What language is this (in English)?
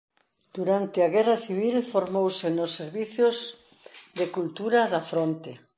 Galician